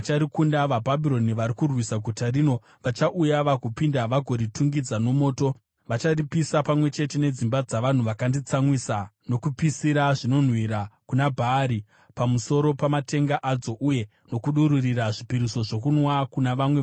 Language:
Shona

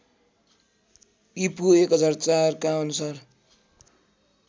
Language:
Nepali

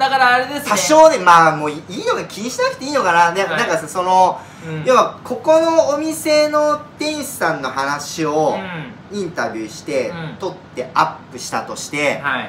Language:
Japanese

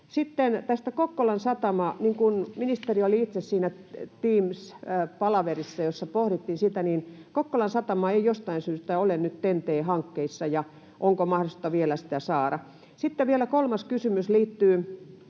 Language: Finnish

